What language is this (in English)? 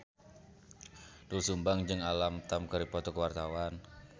Sundanese